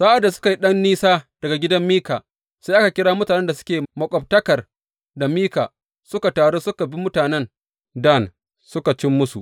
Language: Hausa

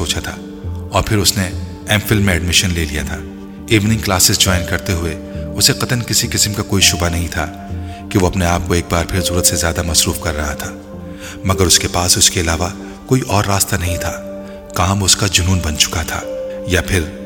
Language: Urdu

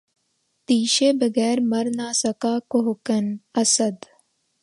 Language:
Urdu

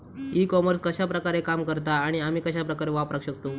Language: Marathi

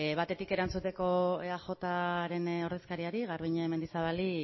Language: Basque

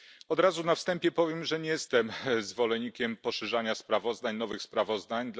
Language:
Polish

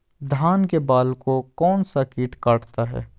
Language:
Magahi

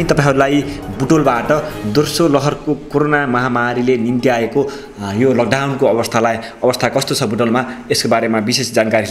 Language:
Indonesian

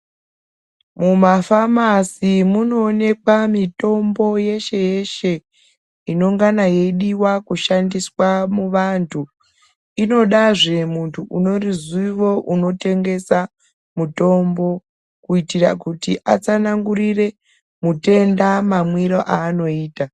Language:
Ndau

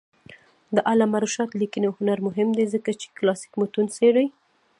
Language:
Pashto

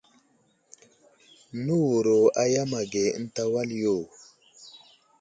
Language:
Wuzlam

